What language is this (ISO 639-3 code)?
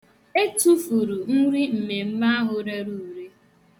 ibo